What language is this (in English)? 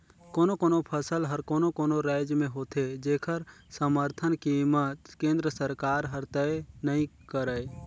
Chhattisgarhi